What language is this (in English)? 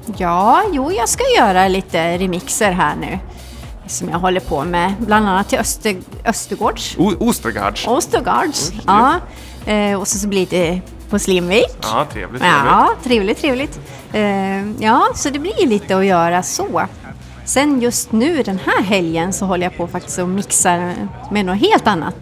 Swedish